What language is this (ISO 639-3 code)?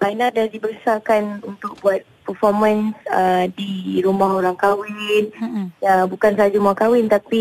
msa